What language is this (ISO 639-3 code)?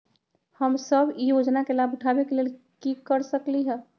mag